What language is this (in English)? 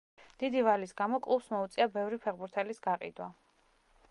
Georgian